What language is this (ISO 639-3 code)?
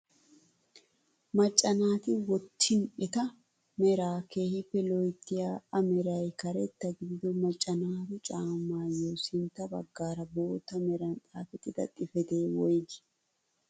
wal